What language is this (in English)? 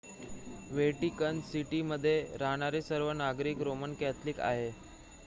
Marathi